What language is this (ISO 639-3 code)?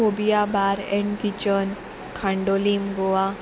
kok